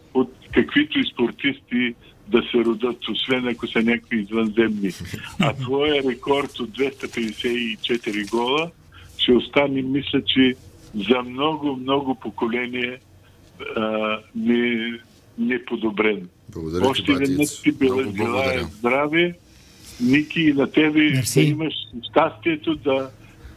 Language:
Bulgarian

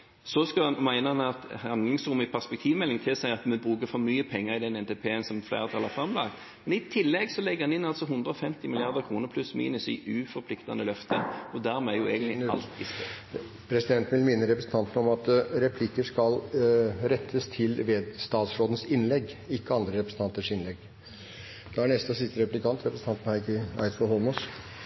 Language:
Norwegian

